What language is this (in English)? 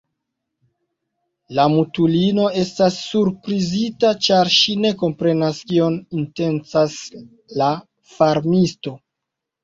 Esperanto